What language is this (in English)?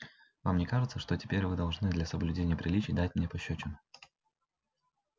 Russian